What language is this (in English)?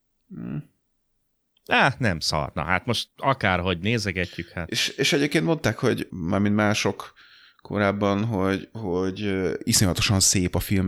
Hungarian